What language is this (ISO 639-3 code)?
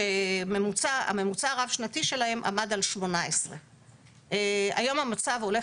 heb